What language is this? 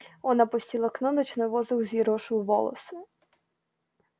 Russian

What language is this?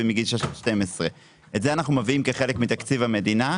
Hebrew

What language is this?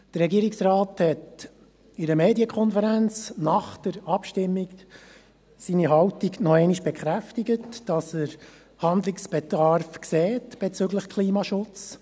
Swiss German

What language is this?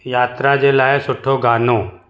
Sindhi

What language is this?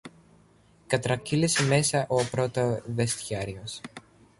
Greek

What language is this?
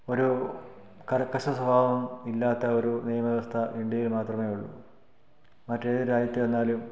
Malayalam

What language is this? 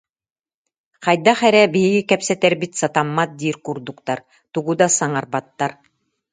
Yakut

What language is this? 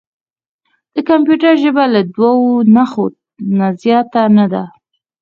Pashto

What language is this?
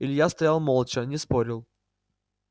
Russian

